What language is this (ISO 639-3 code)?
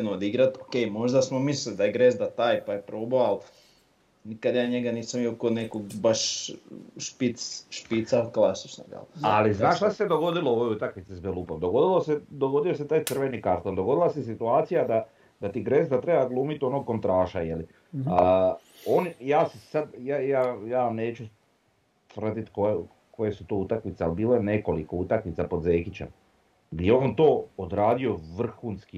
hrv